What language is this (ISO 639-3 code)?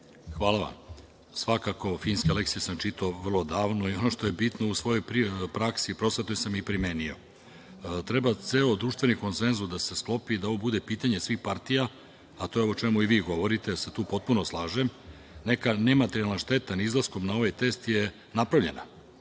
srp